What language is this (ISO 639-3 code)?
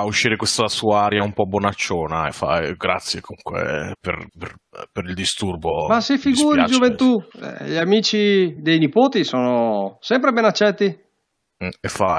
ita